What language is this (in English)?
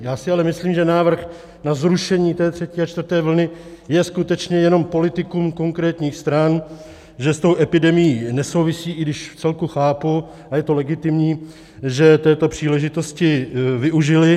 Czech